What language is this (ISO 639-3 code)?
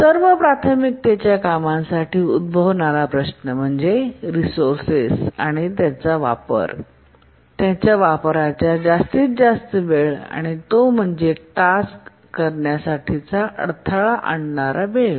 mar